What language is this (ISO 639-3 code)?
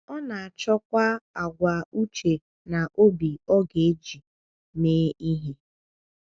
ibo